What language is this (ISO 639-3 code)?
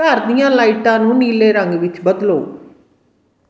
pan